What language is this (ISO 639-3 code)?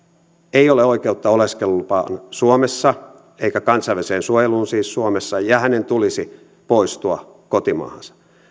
fin